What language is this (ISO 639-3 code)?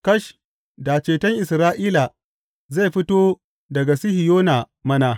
hau